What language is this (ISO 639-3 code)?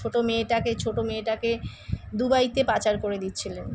ben